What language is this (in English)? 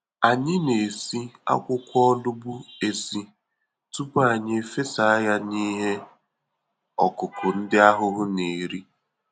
Igbo